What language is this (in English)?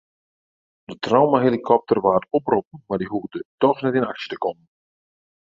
Western Frisian